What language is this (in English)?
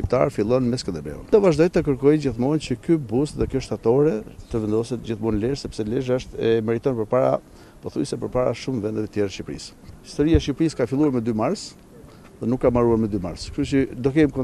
Romanian